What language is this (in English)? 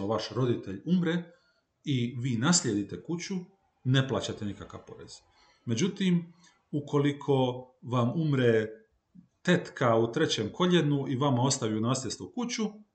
Croatian